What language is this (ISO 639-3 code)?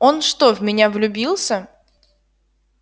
rus